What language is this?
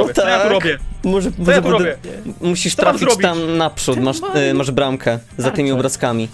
Polish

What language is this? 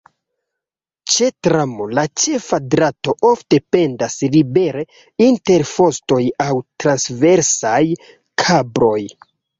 Esperanto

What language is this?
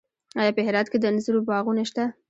Pashto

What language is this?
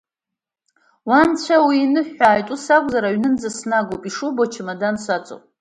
Abkhazian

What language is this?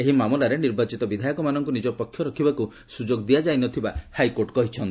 Odia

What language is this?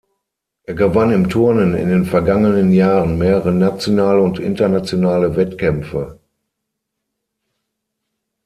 German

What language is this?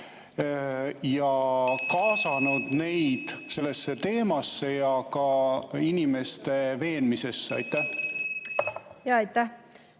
Estonian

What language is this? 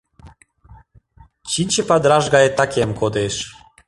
Mari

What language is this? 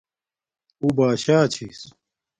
Domaaki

